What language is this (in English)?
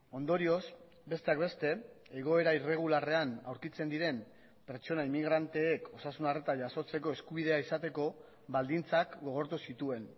Basque